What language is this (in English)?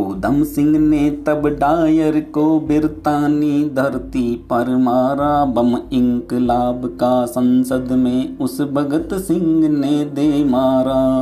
Hindi